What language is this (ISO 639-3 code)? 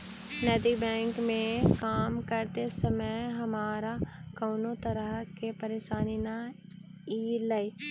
mag